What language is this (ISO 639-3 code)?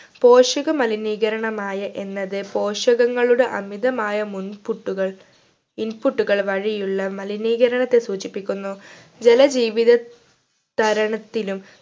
mal